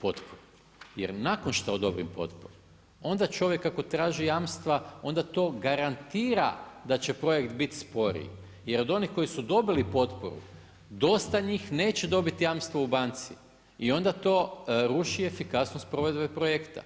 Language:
Croatian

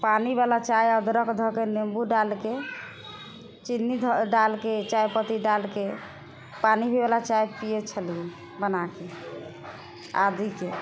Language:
Maithili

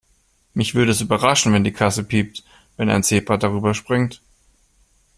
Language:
German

